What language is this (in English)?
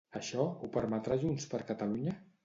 Catalan